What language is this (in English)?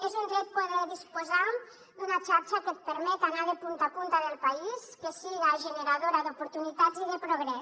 Catalan